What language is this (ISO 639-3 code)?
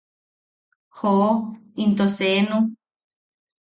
yaq